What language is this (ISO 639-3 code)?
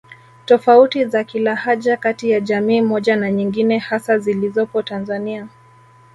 swa